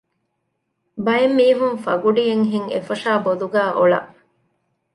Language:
Divehi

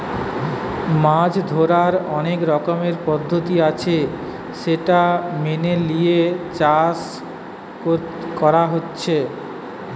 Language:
Bangla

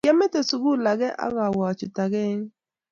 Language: Kalenjin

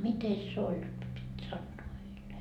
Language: Finnish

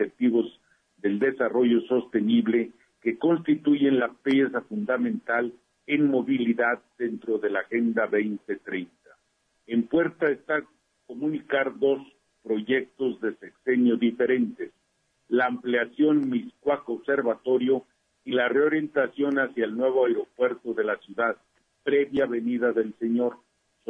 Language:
Spanish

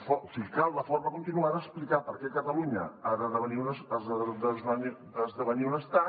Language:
Catalan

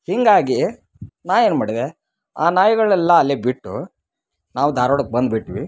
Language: Kannada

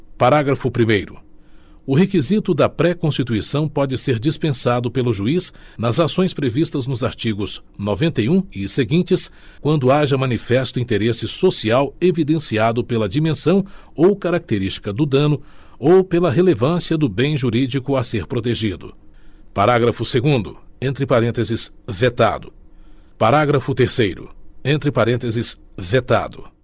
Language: Portuguese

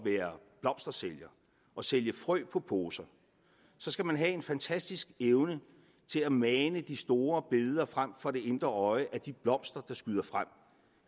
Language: Danish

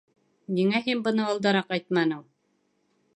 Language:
Bashkir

